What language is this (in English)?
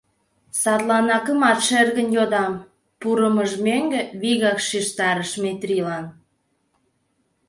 Mari